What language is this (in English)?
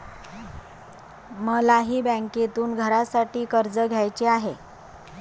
Marathi